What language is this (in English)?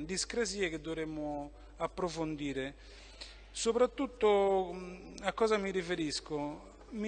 Italian